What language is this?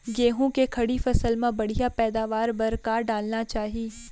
Chhattisgarhi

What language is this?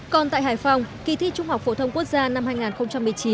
Vietnamese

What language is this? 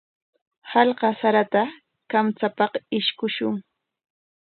Corongo Ancash Quechua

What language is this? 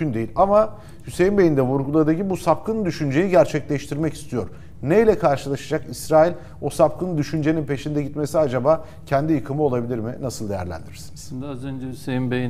Turkish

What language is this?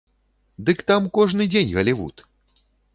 Belarusian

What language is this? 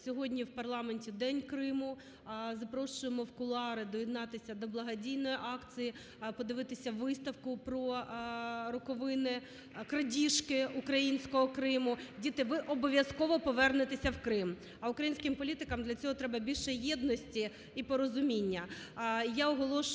Ukrainian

